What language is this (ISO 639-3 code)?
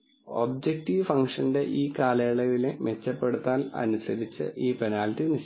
mal